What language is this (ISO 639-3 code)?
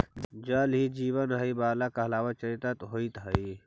mag